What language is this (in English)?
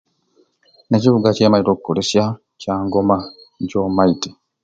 Ruuli